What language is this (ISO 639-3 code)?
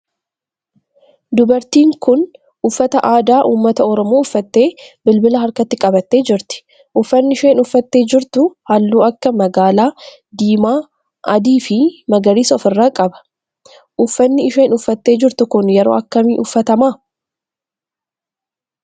orm